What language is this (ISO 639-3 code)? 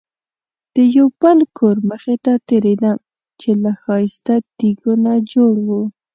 pus